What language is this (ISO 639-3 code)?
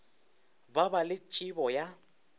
nso